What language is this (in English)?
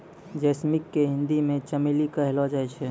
Maithili